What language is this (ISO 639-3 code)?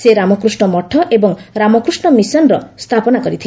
ori